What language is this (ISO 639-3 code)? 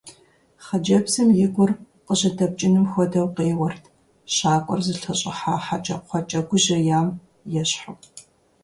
kbd